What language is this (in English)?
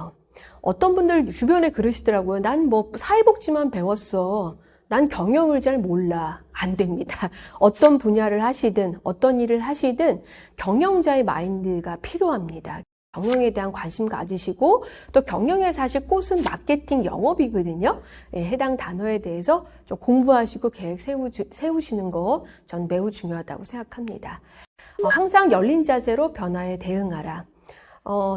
Korean